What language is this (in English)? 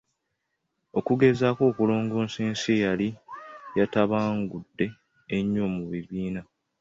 Ganda